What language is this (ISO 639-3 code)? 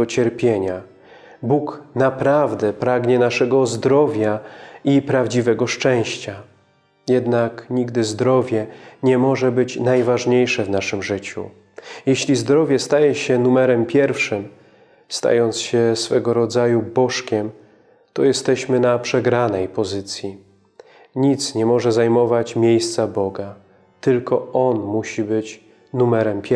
pol